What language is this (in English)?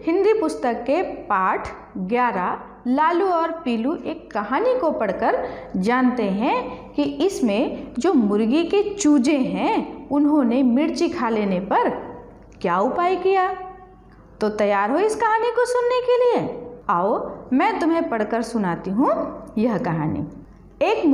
Hindi